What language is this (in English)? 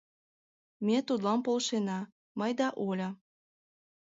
Mari